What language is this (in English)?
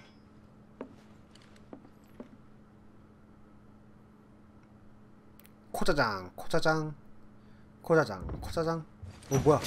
Korean